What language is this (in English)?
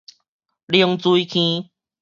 Min Nan Chinese